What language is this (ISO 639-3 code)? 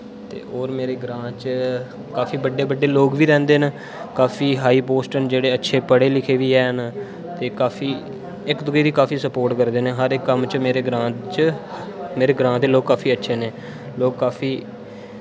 doi